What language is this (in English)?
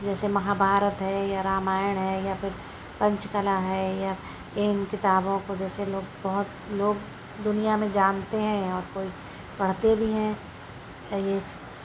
Urdu